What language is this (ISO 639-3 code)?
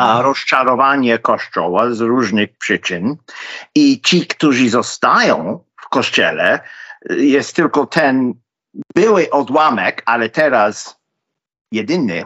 pol